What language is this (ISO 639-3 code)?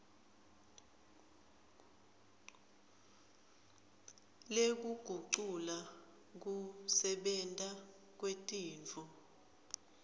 ssw